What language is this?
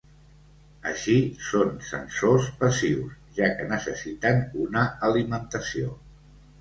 Catalan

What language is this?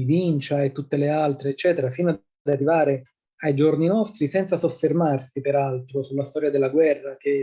Italian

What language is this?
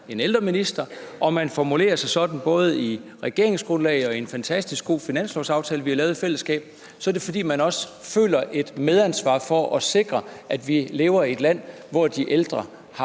Danish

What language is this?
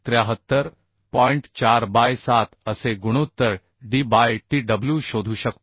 Marathi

